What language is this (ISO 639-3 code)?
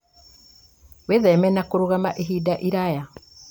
kik